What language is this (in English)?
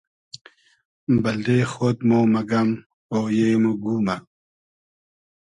Hazaragi